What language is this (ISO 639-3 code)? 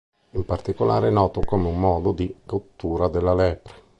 ita